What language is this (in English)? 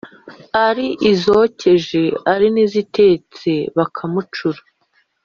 Kinyarwanda